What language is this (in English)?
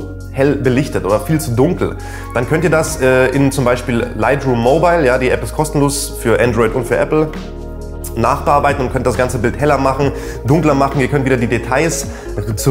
German